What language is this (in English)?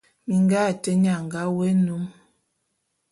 Bulu